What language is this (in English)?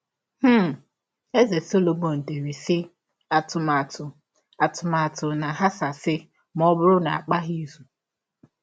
Igbo